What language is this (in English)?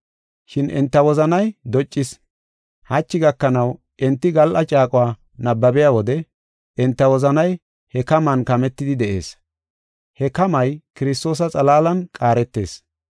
Gofa